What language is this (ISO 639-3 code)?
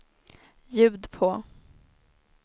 swe